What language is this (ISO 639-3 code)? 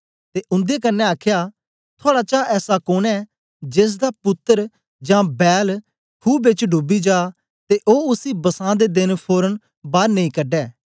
doi